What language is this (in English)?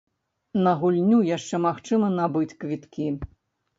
Belarusian